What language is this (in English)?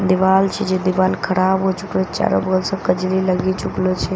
Maithili